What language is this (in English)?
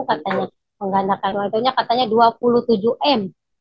Indonesian